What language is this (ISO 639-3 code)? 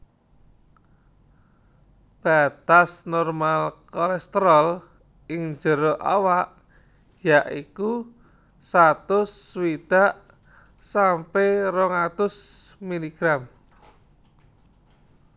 jav